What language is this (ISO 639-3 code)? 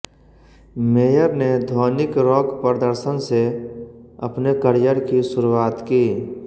hin